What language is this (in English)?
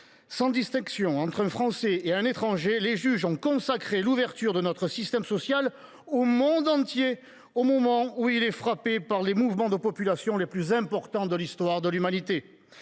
French